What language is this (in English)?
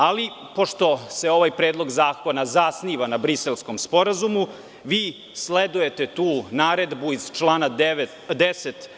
Serbian